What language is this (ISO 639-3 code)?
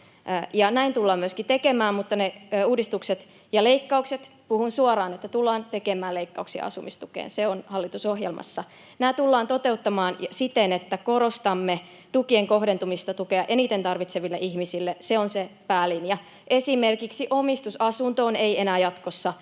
fin